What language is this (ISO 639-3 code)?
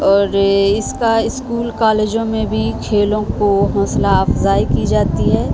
urd